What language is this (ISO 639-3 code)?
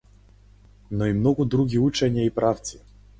mkd